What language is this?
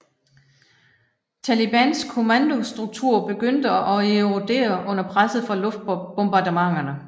Danish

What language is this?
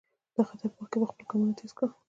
Pashto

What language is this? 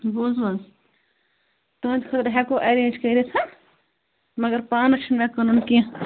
Kashmiri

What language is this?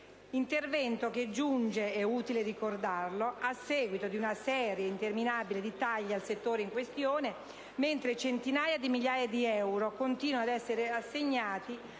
Italian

